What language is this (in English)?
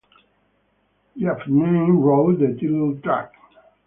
English